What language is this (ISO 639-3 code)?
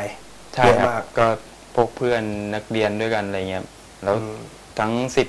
tha